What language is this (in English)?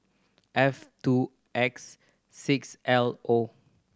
English